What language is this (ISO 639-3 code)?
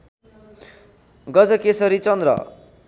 nep